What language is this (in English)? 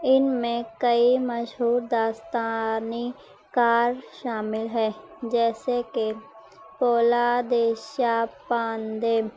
Urdu